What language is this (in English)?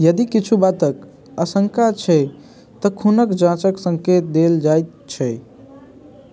Maithili